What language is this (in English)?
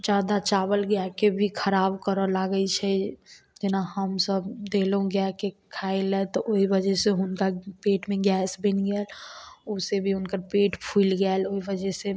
Maithili